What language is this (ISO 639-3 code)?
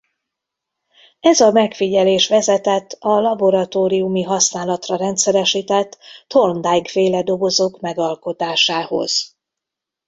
hun